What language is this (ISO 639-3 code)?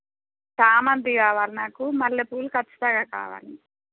tel